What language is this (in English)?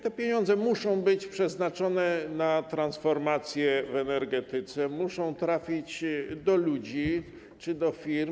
Polish